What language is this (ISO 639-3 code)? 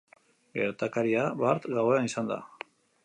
eus